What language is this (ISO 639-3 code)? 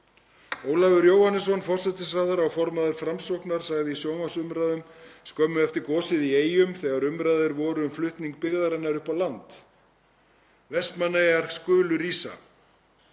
isl